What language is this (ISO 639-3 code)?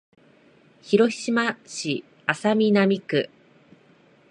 jpn